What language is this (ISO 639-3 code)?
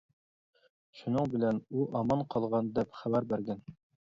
uig